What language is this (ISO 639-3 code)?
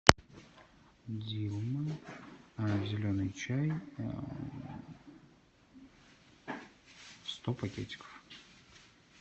rus